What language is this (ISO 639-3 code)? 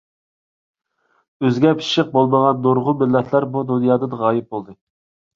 uig